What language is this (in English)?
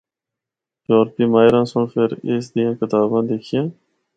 Northern Hindko